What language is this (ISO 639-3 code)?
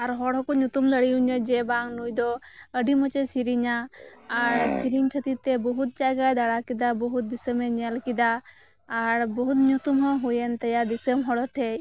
sat